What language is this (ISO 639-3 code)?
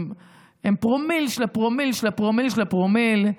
heb